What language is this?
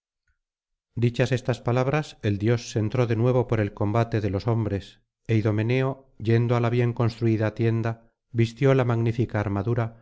Spanish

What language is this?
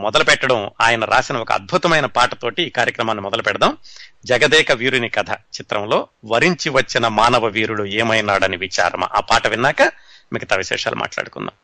Telugu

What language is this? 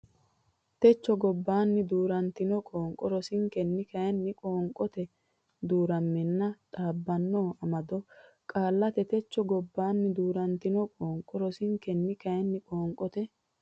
Sidamo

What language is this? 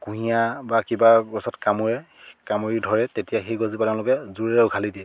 Assamese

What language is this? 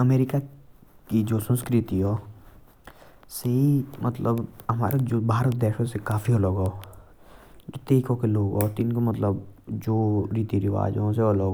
Jaunsari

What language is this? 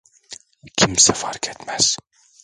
Turkish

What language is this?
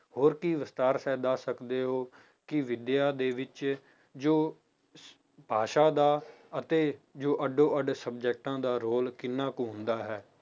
Punjabi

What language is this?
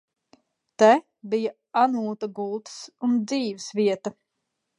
Latvian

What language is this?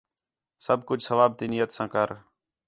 Khetrani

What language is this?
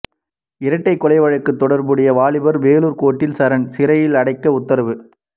Tamil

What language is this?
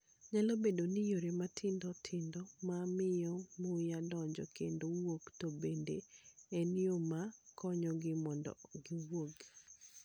Luo (Kenya and Tanzania)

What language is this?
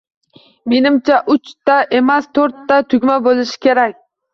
Uzbek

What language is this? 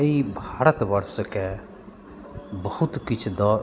Maithili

